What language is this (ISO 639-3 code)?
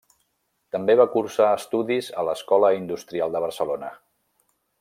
cat